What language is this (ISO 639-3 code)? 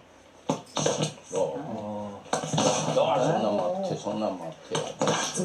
jpn